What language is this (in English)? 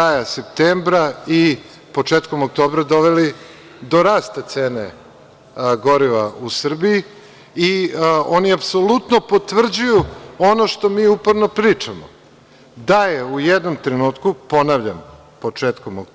Serbian